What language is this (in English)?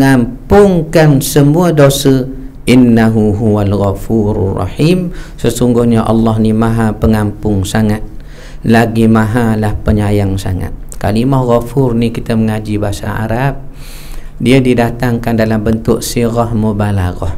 Malay